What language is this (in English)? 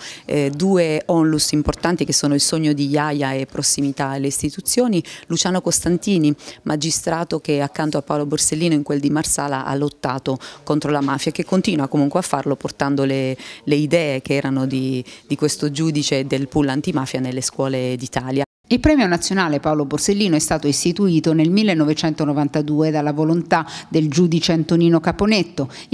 Italian